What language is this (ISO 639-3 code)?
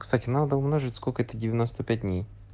rus